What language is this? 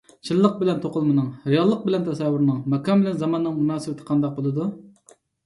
Uyghur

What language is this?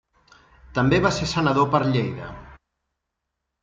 Catalan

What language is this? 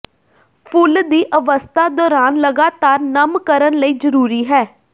Punjabi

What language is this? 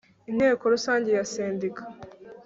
Kinyarwanda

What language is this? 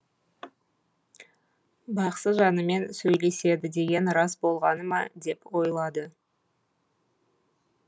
Kazakh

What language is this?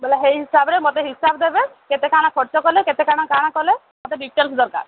Odia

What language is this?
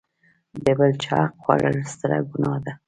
Pashto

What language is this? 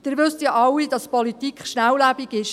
Swiss German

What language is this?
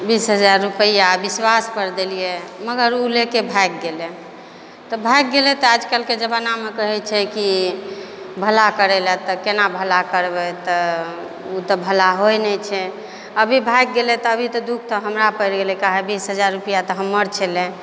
Maithili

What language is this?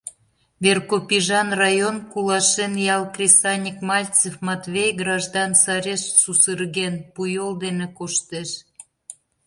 Mari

